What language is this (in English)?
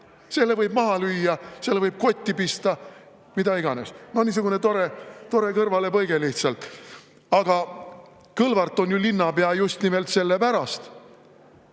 Estonian